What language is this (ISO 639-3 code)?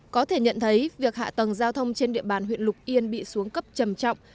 vie